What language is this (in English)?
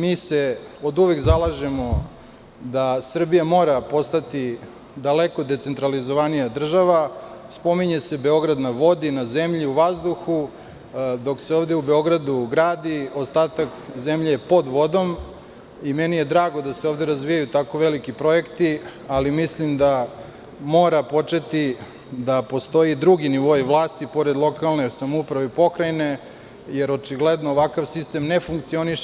Serbian